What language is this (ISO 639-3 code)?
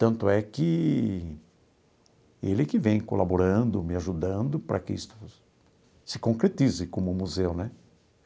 por